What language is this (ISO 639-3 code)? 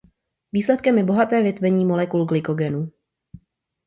ces